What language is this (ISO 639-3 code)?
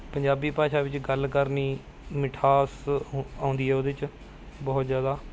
pan